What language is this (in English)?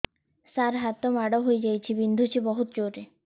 Odia